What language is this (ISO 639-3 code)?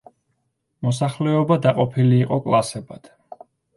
kat